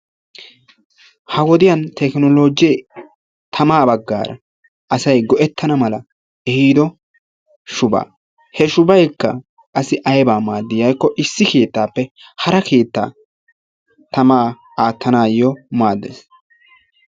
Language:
Wolaytta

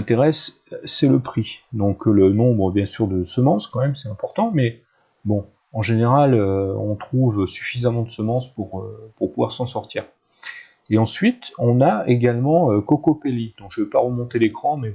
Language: French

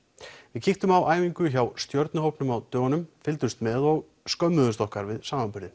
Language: Icelandic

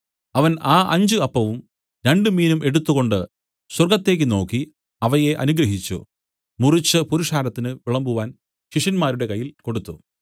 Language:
Malayalam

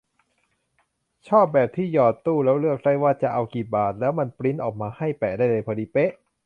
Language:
Thai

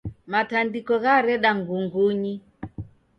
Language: Taita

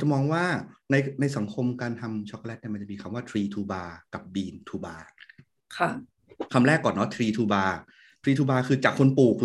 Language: Thai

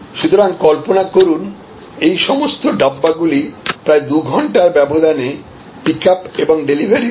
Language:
Bangla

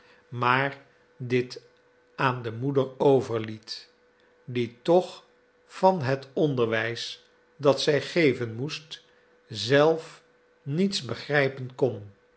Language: Dutch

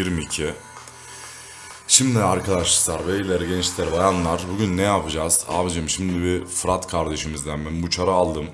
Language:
Turkish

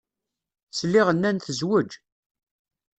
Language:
Kabyle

